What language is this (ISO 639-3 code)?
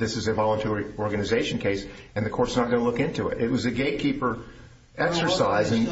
eng